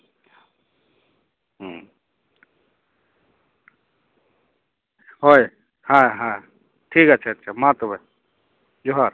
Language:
Santali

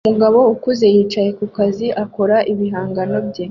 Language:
Kinyarwanda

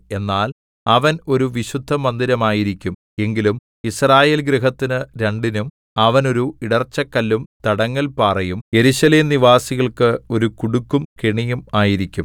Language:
Malayalam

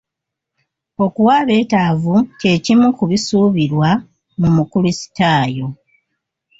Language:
Ganda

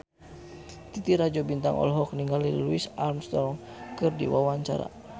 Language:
Sundanese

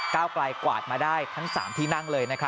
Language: Thai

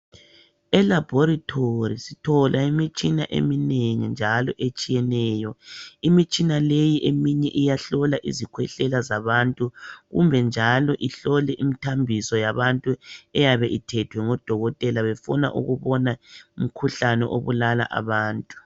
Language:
North Ndebele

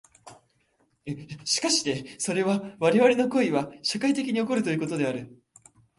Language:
Japanese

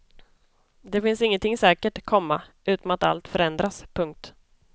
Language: Swedish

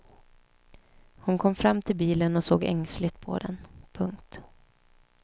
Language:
Swedish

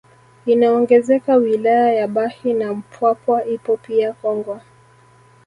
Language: Swahili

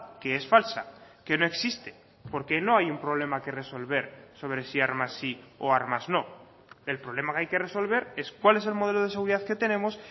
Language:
Spanish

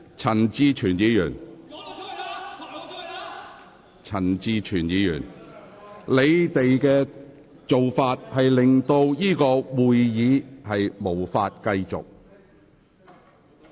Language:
Cantonese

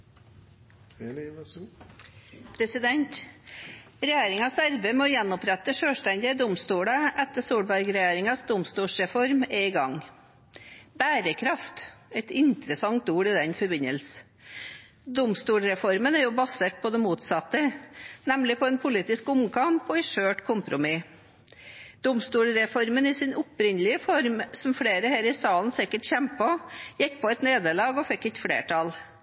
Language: Norwegian Bokmål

